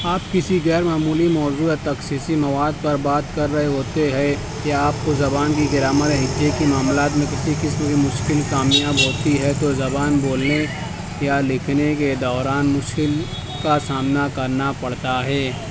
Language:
Urdu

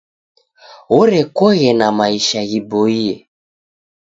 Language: Taita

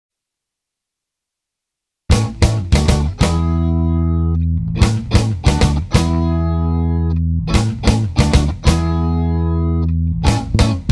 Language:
Greek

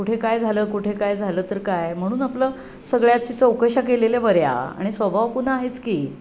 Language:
Marathi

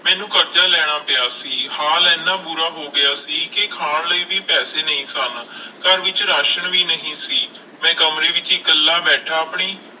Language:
Punjabi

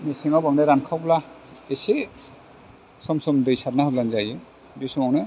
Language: Bodo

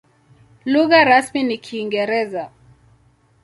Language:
Swahili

